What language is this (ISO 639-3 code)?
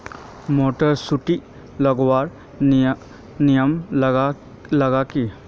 mag